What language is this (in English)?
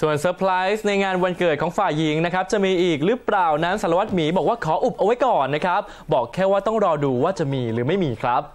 Thai